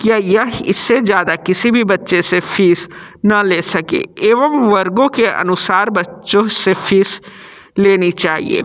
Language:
Hindi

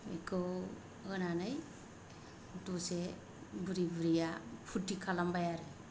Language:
Bodo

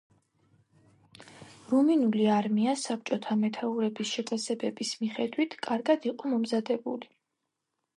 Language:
Georgian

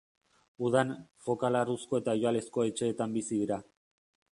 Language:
Basque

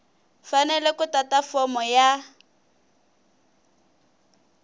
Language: Tsonga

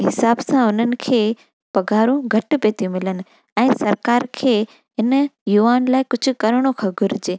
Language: Sindhi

